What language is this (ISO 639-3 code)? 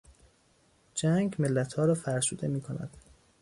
fas